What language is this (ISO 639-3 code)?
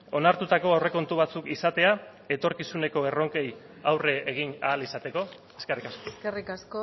eus